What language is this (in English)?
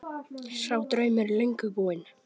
Icelandic